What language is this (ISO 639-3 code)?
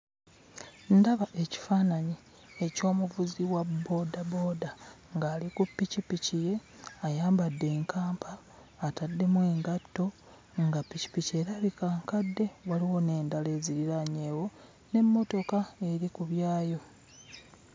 lug